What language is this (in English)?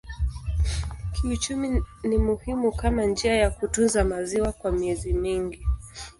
Swahili